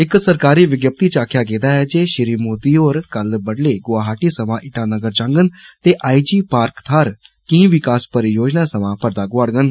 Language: Dogri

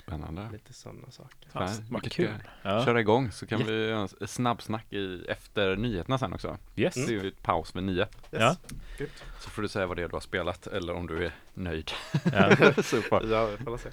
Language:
Swedish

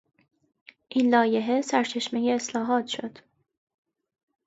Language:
Persian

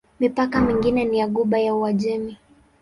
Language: Swahili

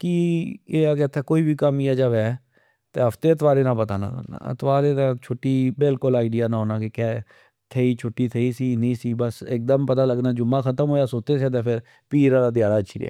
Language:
Pahari-Potwari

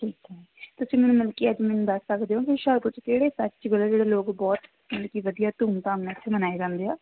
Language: Punjabi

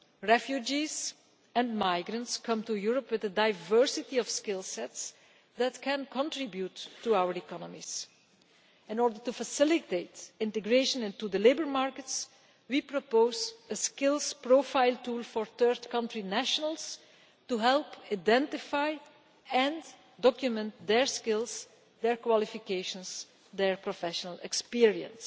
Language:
English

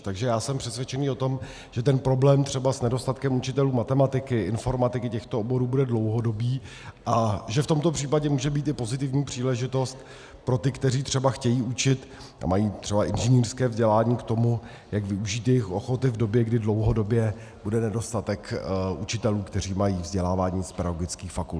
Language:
Czech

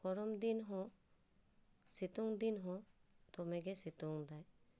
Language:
Santali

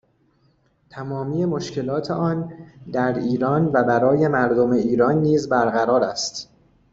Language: Persian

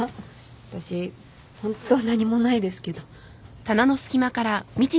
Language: Japanese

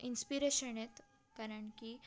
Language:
Marathi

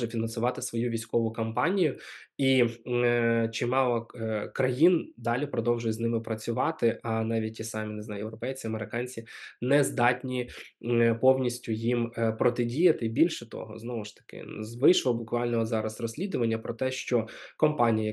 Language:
Ukrainian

